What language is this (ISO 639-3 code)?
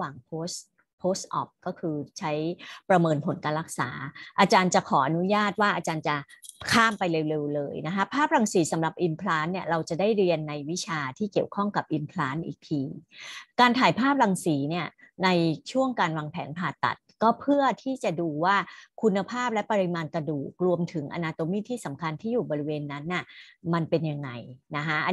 tha